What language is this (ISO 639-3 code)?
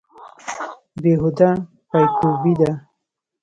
pus